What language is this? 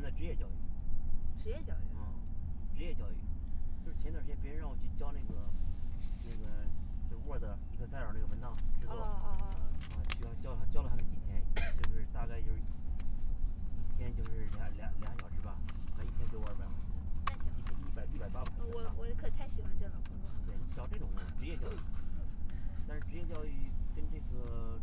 Chinese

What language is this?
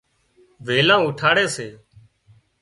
Wadiyara Koli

